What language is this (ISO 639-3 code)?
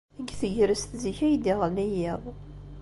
kab